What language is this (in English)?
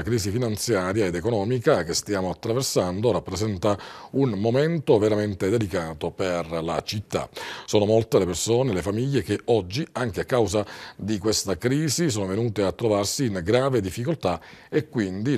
Italian